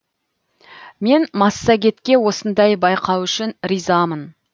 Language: Kazakh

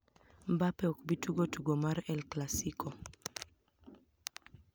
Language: Luo (Kenya and Tanzania)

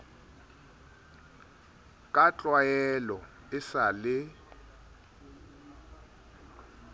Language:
Southern Sotho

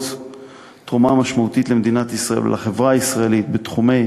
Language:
Hebrew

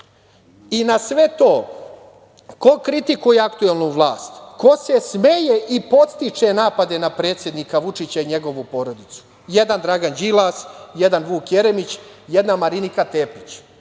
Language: Serbian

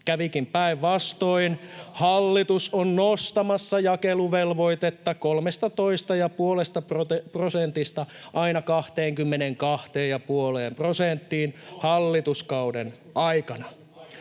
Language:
Finnish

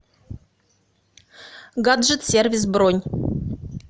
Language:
Russian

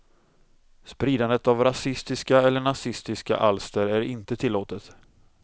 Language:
Swedish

